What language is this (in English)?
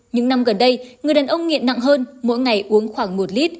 Vietnamese